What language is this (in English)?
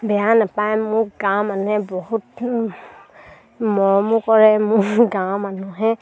Assamese